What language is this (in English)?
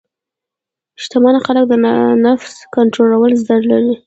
Pashto